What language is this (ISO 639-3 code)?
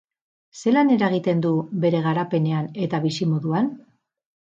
eus